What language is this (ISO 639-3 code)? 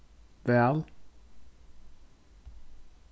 fao